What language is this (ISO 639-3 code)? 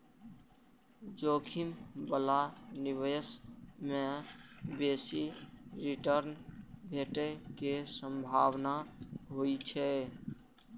mai